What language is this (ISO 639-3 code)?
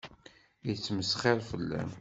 kab